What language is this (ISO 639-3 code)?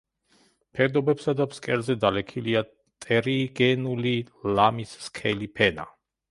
kat